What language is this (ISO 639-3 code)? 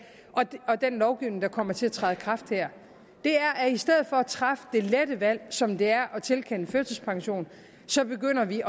dan